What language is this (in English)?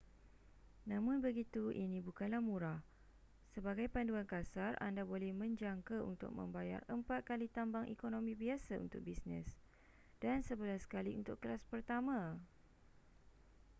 Malay